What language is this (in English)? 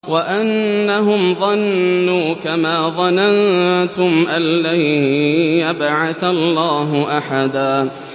Arabic